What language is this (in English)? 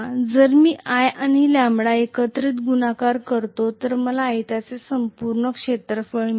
Marathi